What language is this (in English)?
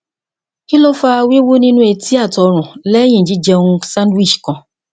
Yoruba